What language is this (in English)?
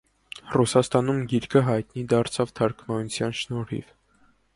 Armenian